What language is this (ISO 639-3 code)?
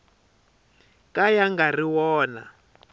tso